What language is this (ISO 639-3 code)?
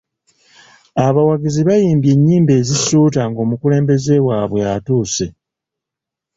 lug